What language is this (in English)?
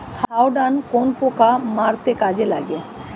Bangla